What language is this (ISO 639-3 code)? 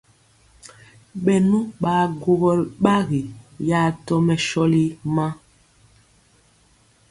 mcx